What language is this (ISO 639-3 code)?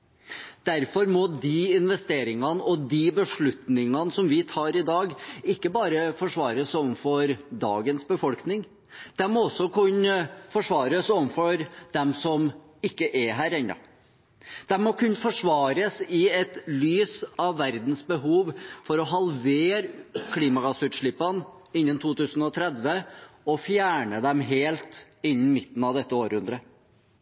nob